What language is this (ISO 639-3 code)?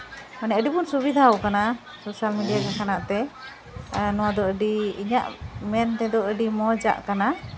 sat